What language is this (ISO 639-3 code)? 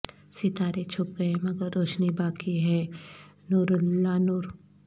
urd